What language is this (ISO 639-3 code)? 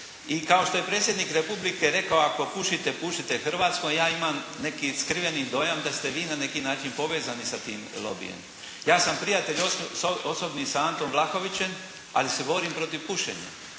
hrv